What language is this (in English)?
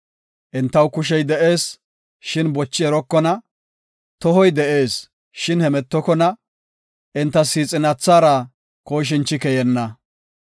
Gofa